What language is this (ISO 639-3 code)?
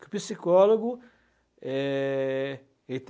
por